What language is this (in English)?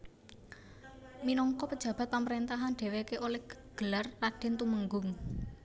Javanese